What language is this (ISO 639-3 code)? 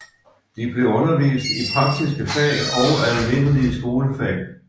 dan